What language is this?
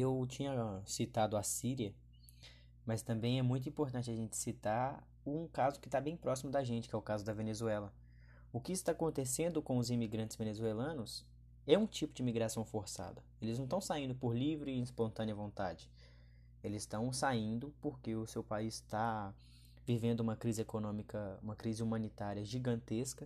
Portuguese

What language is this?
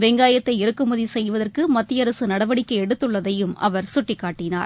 Tamil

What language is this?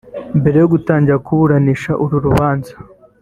Kinyarwanda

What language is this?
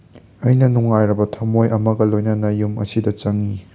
Manipuri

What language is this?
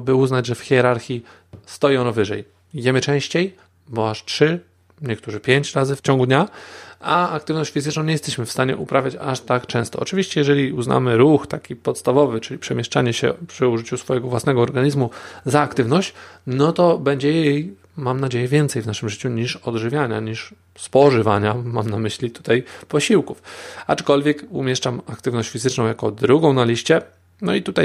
Polish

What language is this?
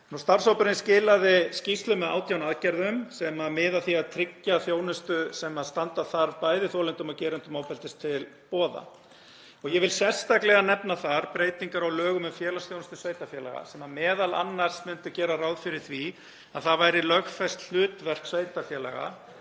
Icelandic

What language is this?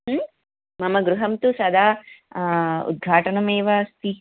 Sanskrit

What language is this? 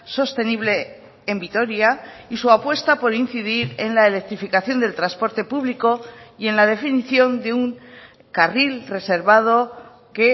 Spanish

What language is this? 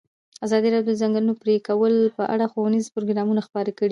Pashto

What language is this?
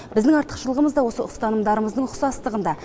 Kazakh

